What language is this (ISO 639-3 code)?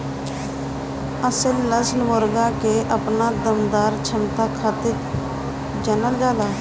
bho